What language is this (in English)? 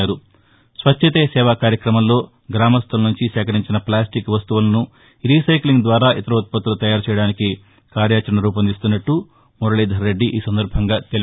Telugu